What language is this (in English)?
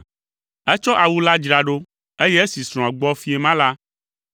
Ewe